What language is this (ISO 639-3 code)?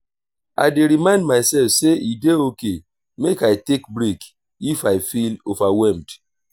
pcm